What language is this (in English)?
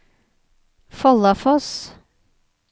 Norwegian